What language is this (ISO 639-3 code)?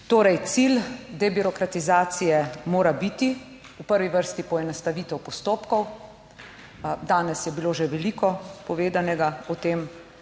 slv